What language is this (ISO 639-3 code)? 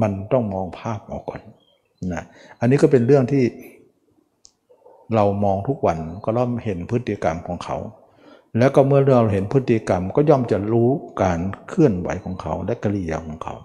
tha